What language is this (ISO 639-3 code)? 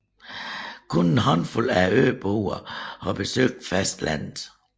dan